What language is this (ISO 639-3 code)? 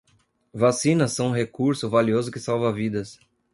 por